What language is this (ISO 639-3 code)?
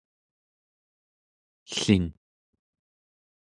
esu